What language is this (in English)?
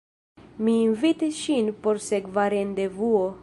Esperanto